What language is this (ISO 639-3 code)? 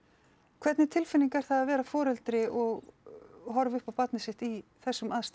isl